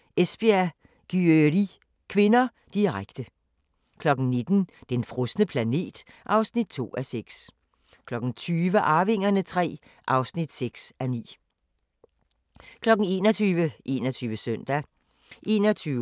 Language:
Danish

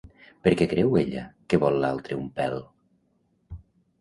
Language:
Catalan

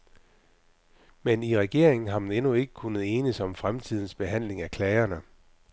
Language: Danish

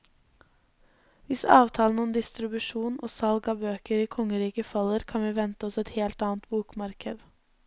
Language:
Norwegian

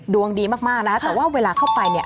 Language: Thai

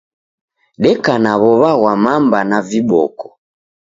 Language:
Taita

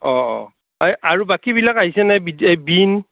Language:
Assamese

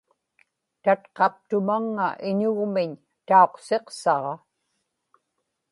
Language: Inupiaq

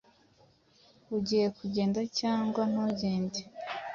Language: Kinyarwanda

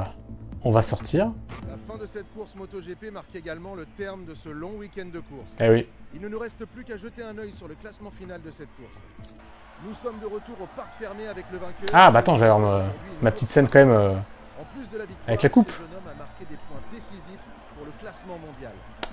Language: French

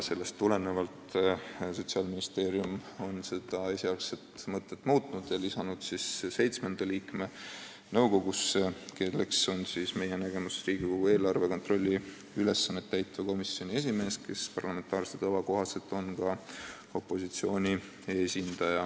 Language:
Estonian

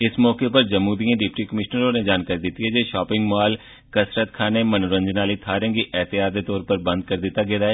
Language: Dogri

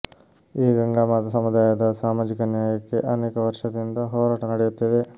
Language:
Kannada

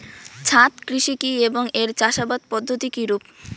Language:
Bangla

